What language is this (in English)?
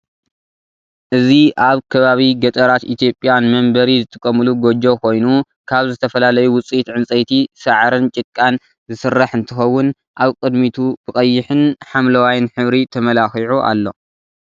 Tigrinya